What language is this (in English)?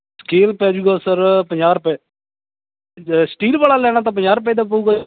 Punjabi